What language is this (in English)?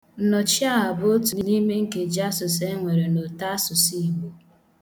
Igbo